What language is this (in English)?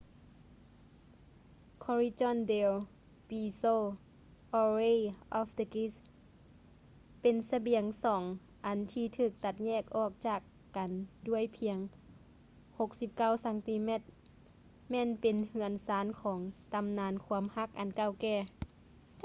Lao